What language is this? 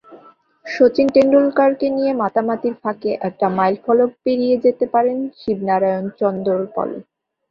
Bangla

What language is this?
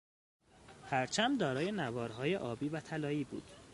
Persian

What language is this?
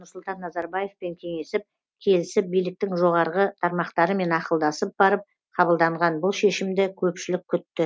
Kazakh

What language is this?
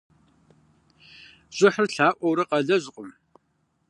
Kabardian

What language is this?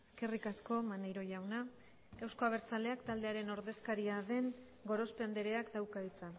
Basque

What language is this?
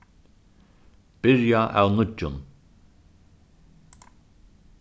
Faroese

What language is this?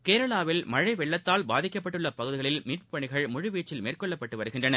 Tamil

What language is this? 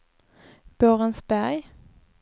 Swedish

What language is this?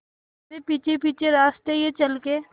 Hindi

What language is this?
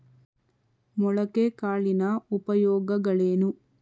Kannada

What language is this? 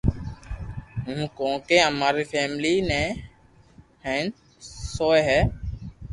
Loarki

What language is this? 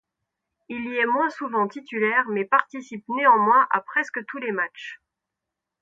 French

